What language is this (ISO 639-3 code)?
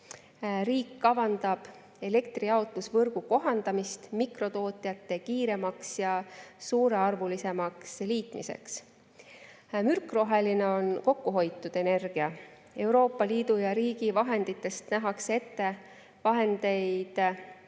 est